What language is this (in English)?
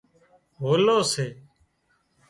Wadiyara Koli